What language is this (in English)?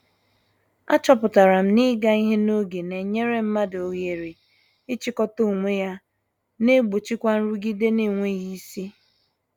Igbo